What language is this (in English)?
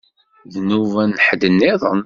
Kabyle